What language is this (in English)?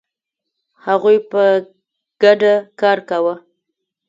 Pashto